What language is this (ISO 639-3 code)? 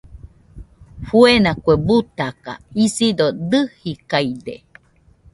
hux